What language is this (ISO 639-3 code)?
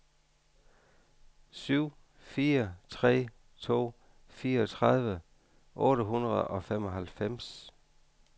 dan